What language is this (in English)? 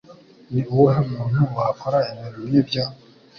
Kinyarwanda